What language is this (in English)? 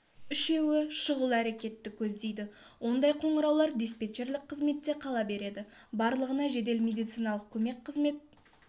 Kazakh